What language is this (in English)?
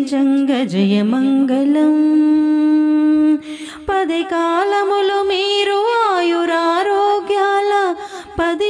Telugu